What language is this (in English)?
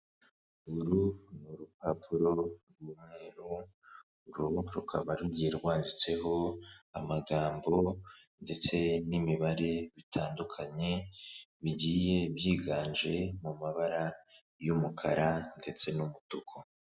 Kinyarwanda